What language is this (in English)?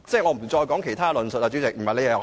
Cantonese